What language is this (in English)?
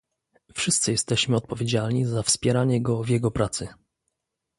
Polish